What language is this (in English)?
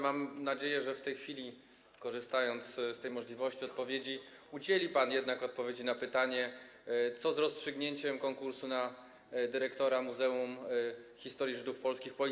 Polish